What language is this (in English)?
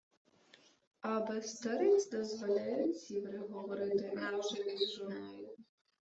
Ukrainian